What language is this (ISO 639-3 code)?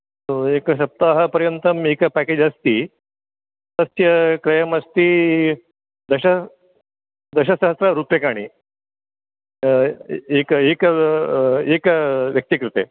san